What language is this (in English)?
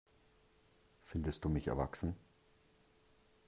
German